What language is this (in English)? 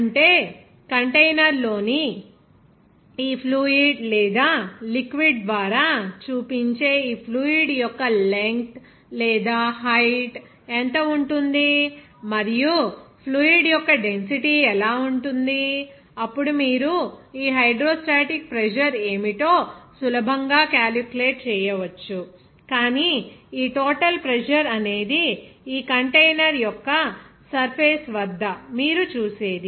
Telugu